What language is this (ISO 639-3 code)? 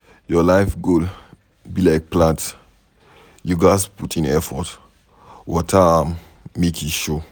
pcm